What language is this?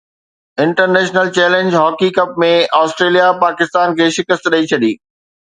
Sindhi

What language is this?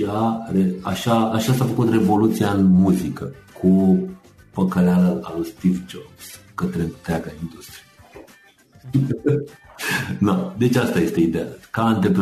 Romanian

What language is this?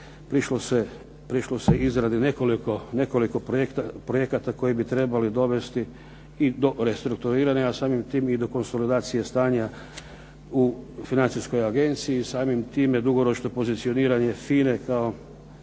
Croatian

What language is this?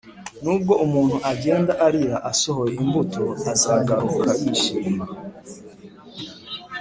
Kinyarwanda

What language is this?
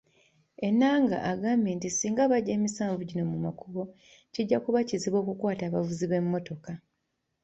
Ganda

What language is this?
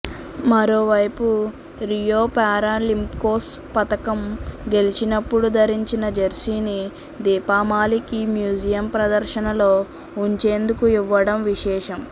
Telugu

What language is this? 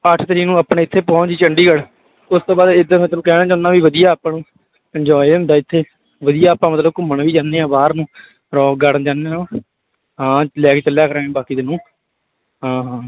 Punjabi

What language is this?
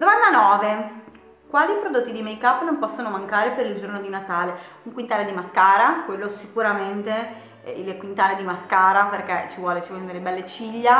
Italian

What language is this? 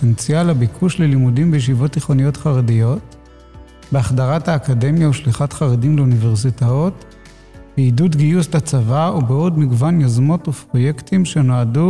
Hebrew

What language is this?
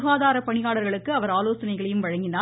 Tamil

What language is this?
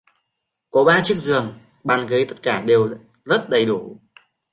Vietnamese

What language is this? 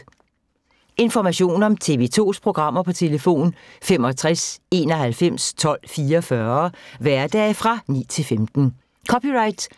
Danish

